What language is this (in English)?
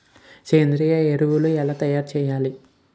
Telugu